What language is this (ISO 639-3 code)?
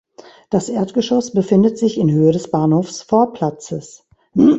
deu